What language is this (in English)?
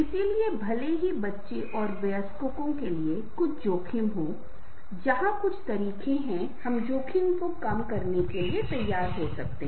Hindi